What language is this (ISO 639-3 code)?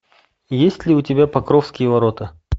rus